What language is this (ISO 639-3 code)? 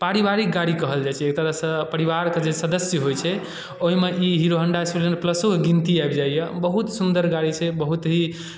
mai